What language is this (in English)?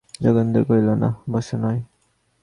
Bangla